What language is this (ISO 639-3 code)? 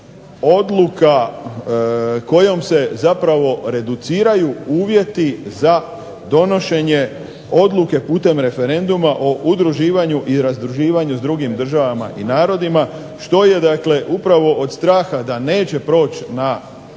hrv